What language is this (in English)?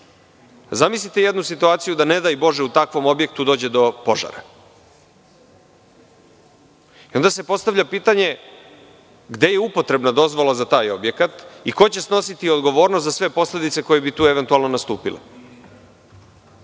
Serbian